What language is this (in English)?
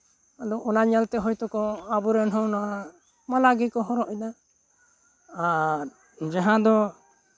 Santali